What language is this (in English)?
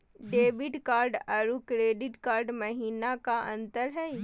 Magahi